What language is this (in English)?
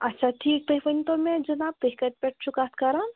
Kashmiri